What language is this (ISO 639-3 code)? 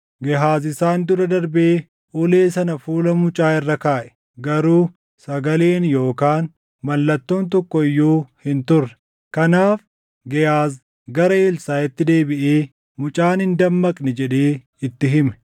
orm